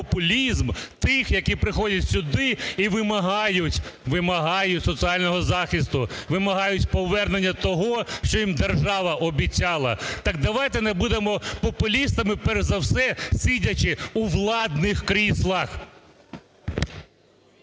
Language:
Ukrainian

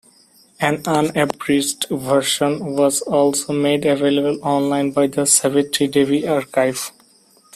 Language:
English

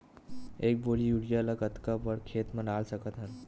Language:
Chhattisgarhi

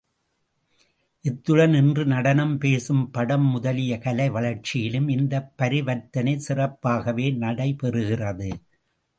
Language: Tamil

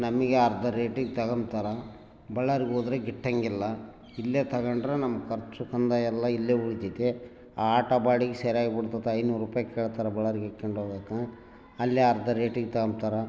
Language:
Kannada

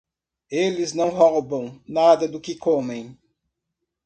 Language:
Portuguese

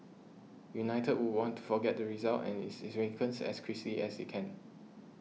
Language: English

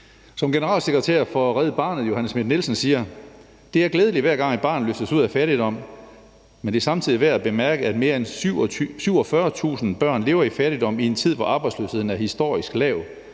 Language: Danish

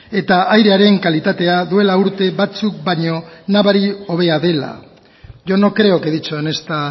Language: Basque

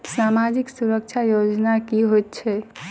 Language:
Maithili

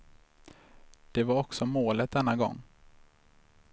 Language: Swedish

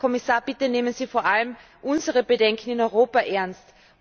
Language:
German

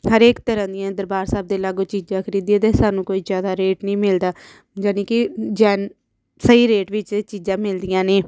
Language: Punjabi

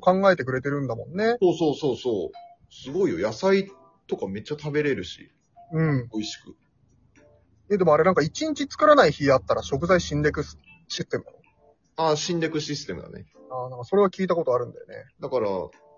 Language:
Japanese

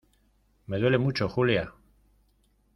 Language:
Spanish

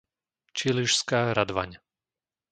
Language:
Slovak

